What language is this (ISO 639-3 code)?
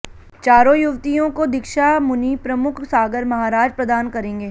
hin